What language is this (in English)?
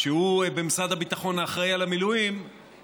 Hebrew